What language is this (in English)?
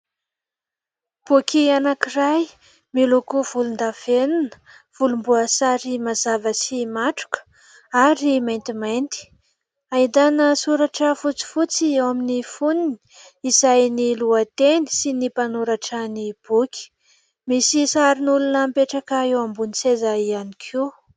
Malagasy